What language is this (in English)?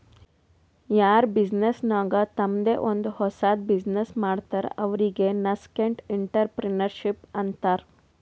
Kannada